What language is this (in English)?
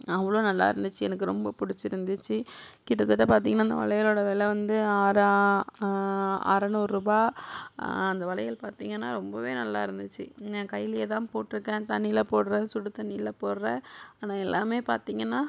Tamil